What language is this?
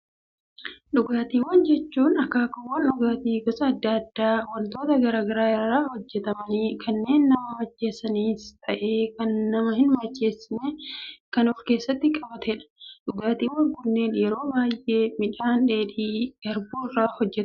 Oromo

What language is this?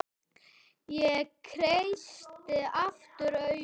Icelandic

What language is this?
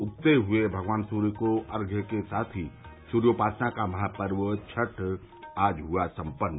Hindi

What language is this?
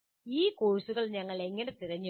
Malayalam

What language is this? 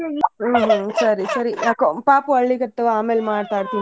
Kannada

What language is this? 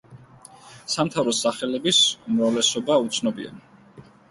Georgian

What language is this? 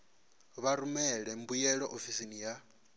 Venda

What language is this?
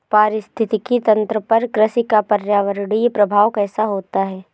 Hindi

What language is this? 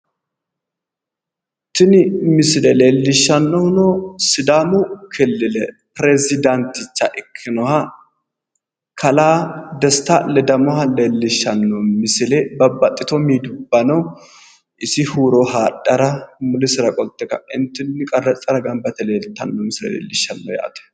Sidamo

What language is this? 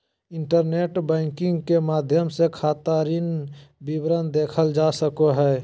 Magahi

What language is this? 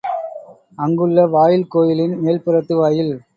Tamil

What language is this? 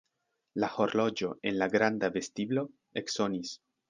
Esperanto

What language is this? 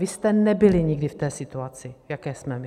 Czech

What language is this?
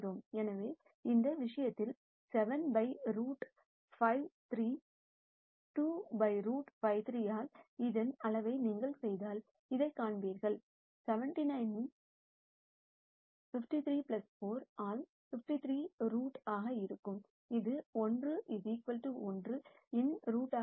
Tamil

